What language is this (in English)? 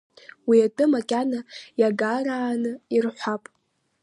Abkhazian